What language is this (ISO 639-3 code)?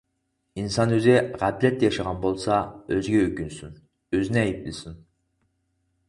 uig